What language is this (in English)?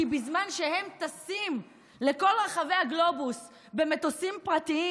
Hebrew